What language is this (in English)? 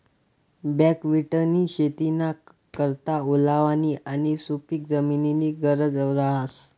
Marathi